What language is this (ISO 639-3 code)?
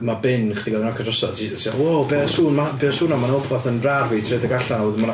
cym